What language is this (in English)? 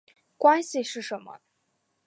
Chinese